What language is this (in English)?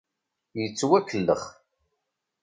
Kabyle